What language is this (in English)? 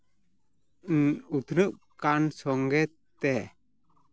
Santali